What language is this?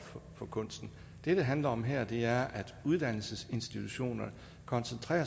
Danish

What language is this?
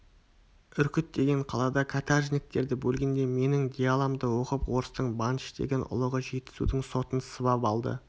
Kazakh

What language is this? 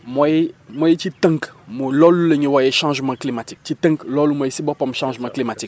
Wolof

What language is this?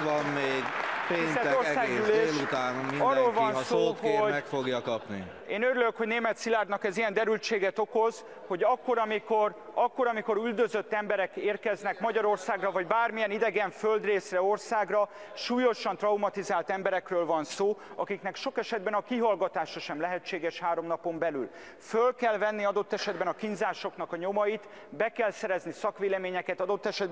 Hungarian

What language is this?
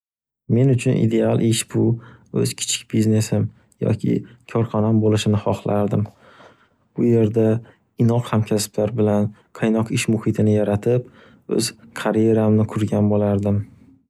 Uzbek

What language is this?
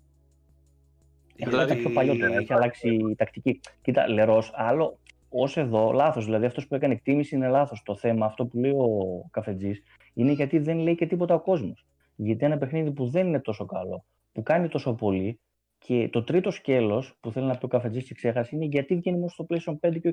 Greek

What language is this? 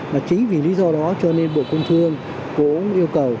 Vietnamese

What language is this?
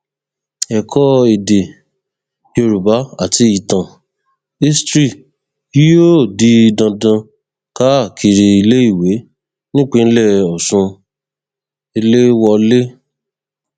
Yoruba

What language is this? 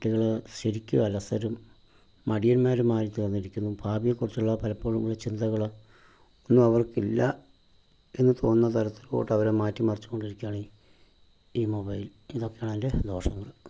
Malayalam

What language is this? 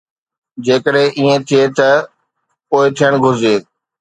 Sindhi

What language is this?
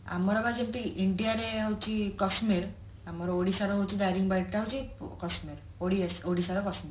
Odia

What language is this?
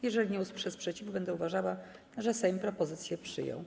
Polish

